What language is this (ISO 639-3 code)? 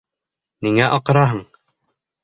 bak